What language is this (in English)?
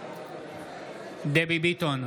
Hebrew